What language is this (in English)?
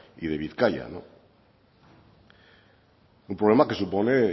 Spanish